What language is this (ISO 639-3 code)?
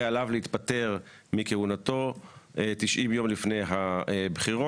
heb